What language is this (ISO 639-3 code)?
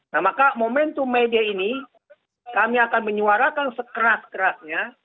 ind